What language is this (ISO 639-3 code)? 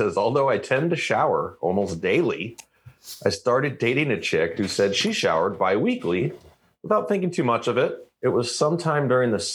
eng